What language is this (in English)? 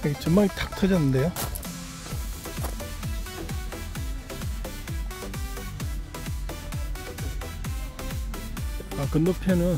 Korean